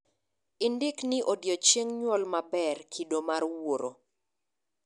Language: Luo (Kenya and Tanzania)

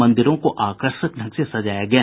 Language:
Hindi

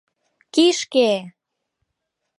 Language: Mari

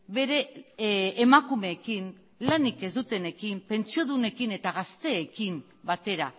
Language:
Basque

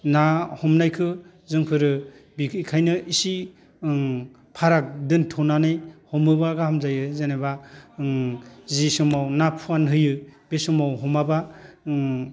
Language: Bodo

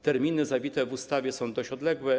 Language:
Polish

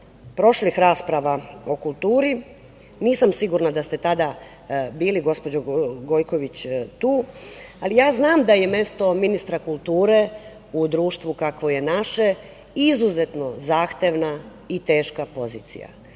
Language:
Serbian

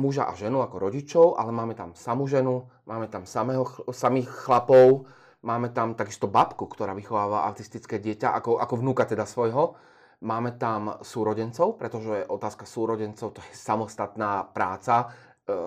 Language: Slovak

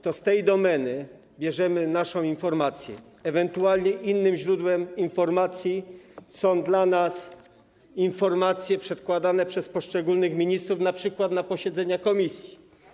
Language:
Polish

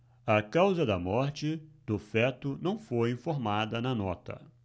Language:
Portuguese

